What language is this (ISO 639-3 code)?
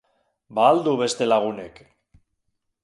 eus